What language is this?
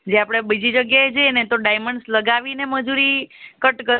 Gujarati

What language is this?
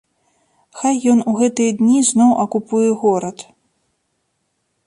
Belarusian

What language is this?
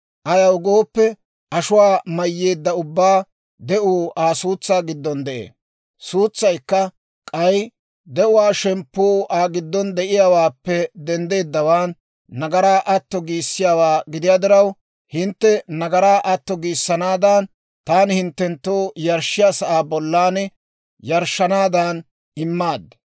Dawro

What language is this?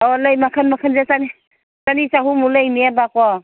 Manipuri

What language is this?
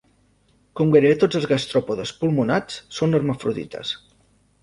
Catalan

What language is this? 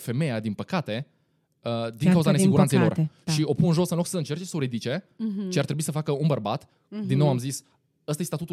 Romanian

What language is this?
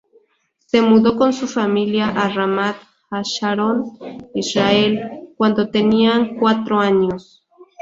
Spanish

